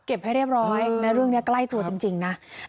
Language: Thai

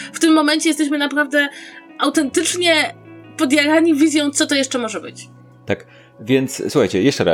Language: Polish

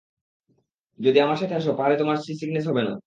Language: Bangla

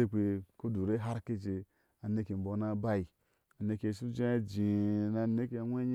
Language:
Ashe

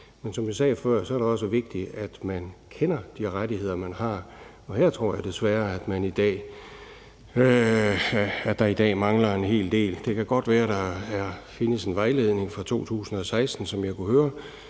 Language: Danish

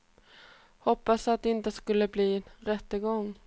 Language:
Swedish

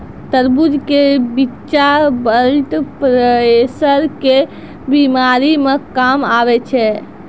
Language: Maithili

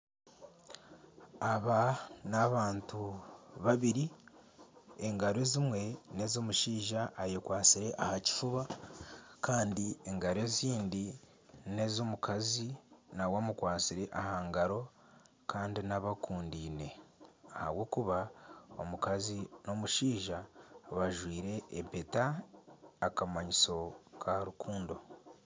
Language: Nyankole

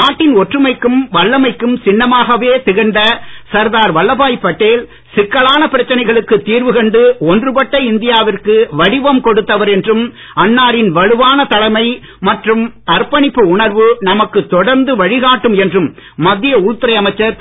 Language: Tamil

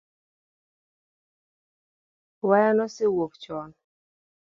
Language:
Luo (Kenya and Tanzania)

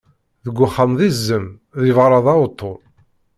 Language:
Kabyle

